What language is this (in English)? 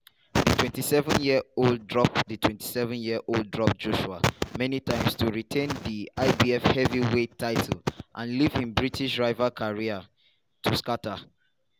Nigerian Pidgin